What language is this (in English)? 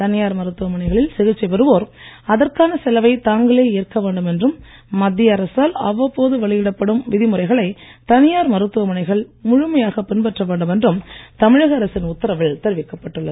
Tamil